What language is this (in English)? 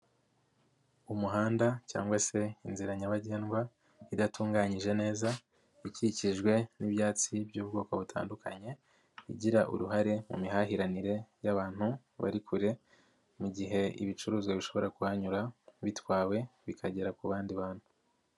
Kinyarwanda